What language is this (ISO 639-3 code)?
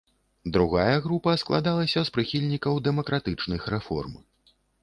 bel